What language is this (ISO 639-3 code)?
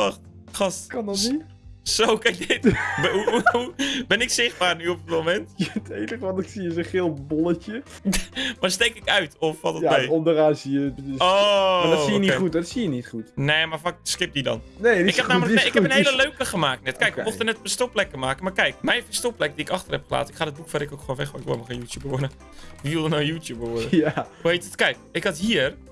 nld